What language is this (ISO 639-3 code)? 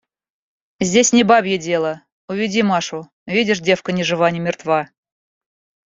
rus